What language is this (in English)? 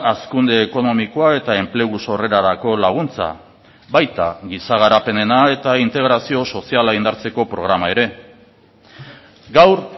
Basque